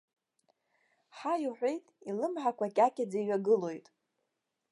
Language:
Abkhazian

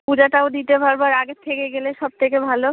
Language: Bangla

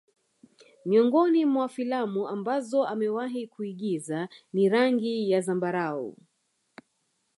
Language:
Swahili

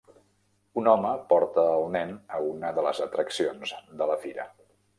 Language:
Catalan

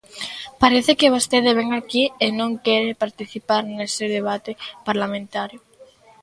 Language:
Galician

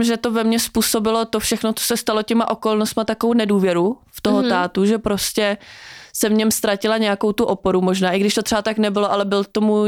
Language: Czech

